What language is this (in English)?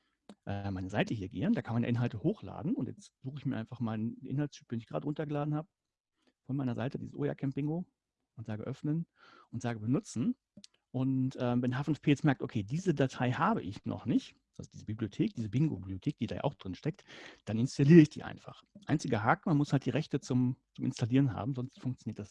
German